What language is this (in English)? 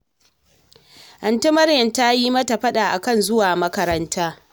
Hausa